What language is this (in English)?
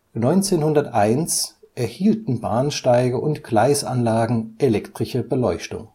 German